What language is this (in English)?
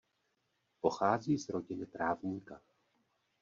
Czech